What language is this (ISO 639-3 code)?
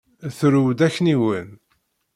kab